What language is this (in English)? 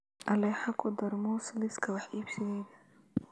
Somali